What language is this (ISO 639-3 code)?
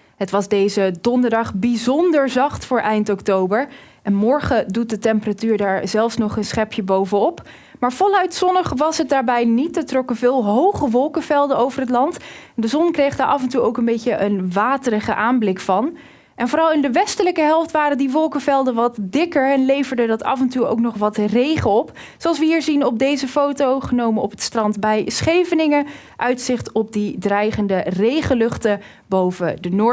nld